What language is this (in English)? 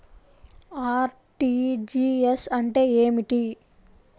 Telugu